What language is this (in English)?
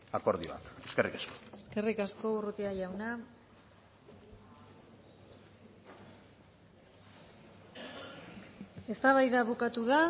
Basque